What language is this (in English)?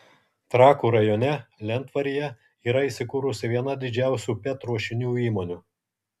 Lithuanian